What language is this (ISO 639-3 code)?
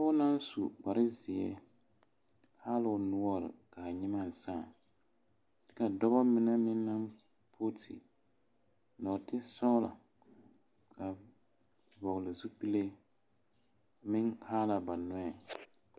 dga